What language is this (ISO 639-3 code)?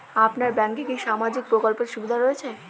ben